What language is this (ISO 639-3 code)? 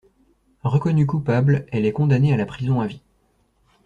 fra